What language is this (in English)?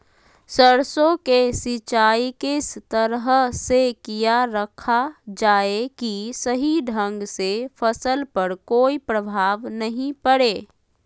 Magahi